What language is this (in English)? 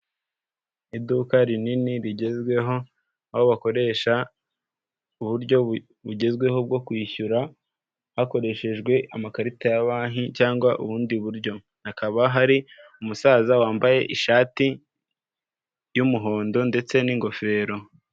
Kinyarwanda